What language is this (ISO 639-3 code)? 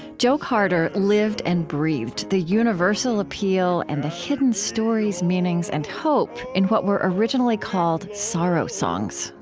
eng